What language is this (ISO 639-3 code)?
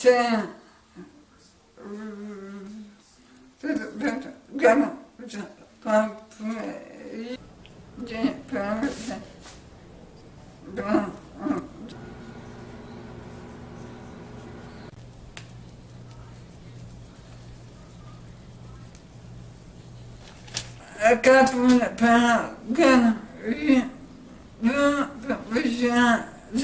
fra